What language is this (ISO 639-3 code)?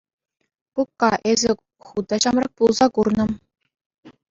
chv